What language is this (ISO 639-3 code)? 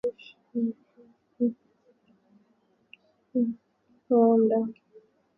swa